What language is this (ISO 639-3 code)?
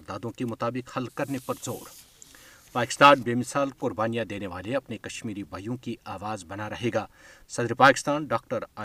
urd